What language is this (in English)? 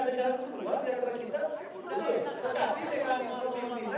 Indonesian